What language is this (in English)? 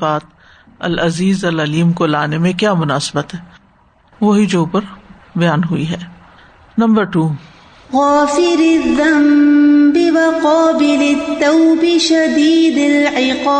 Urdu